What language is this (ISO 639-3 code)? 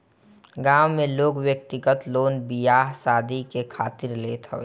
bho